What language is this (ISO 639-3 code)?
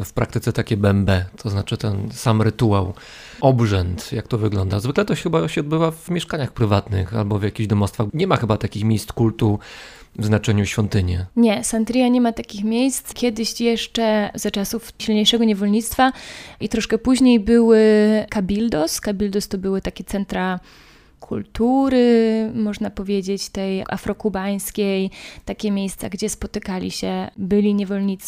pol